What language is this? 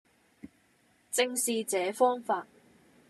Cantonese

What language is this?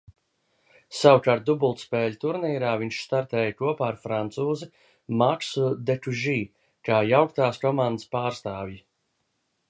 Latvian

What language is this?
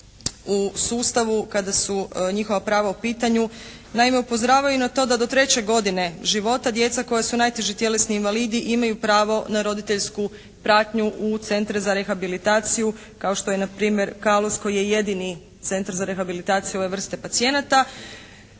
Croatian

